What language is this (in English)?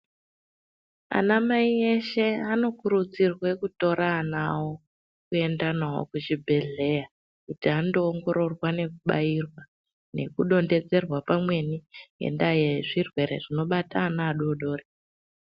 Ndau